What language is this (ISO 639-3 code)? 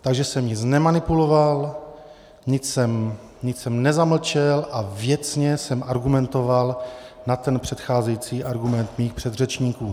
ces